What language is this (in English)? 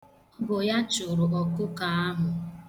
Igbo